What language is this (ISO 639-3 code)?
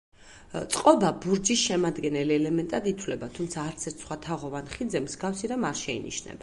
kat